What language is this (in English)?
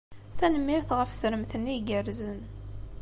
Kabyle